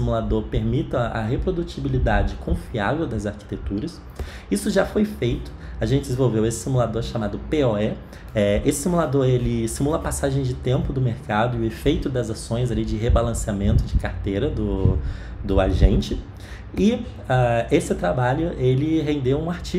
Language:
Portuguese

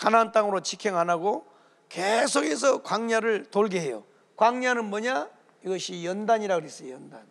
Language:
Korean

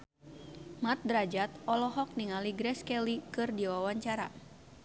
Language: Sundanese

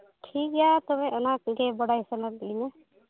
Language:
Santali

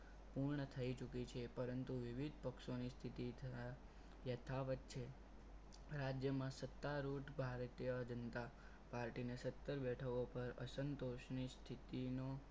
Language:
Gujarati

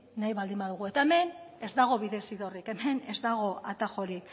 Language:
Basque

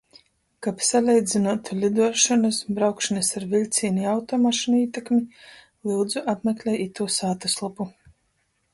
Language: Latgalian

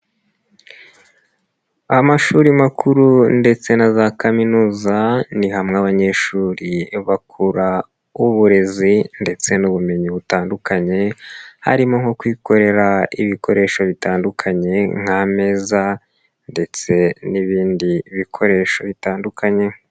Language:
Kinyarwanda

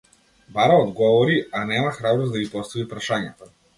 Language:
Macedonian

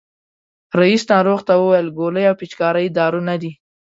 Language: Pashto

